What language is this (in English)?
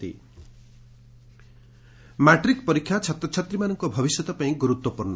Odia